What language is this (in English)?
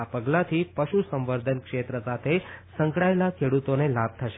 Gujarati